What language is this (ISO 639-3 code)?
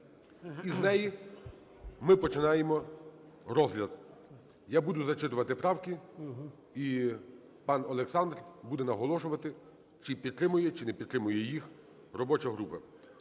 ukr